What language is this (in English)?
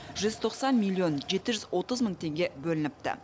Kazakh